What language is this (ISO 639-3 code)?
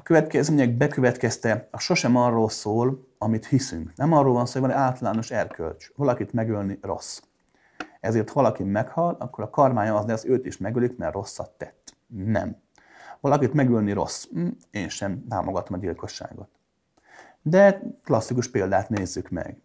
hun